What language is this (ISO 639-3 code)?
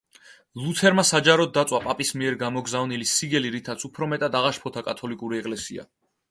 kat